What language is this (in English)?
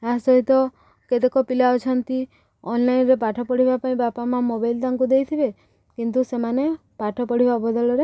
Odia